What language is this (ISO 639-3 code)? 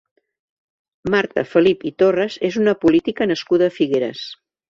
cat